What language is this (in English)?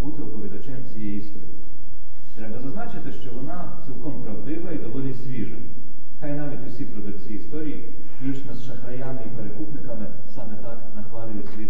Ukrainian